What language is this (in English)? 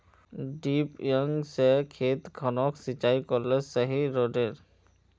Magahi